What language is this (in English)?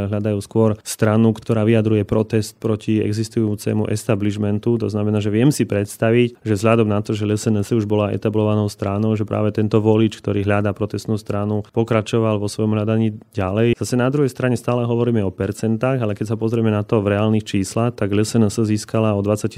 Slovak